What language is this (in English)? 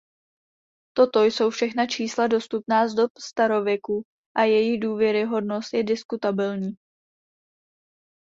Czech